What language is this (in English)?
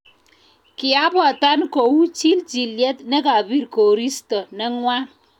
Kalenjin